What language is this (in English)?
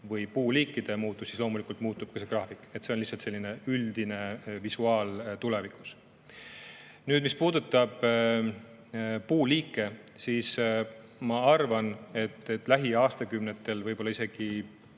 Estonian